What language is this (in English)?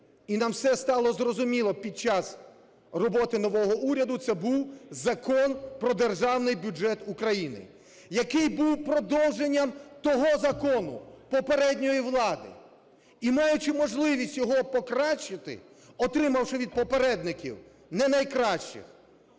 Ukrainian